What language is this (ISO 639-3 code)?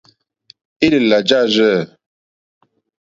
bri